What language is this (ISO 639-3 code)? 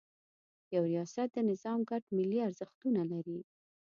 pus